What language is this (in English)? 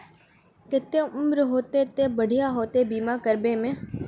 Magahi